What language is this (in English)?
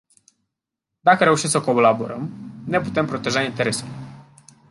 Romanian